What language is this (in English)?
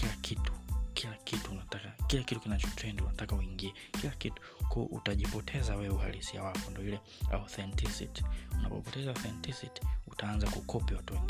Swahili